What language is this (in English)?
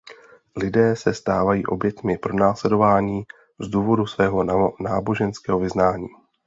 Czech